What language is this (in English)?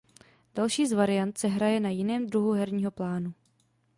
Czech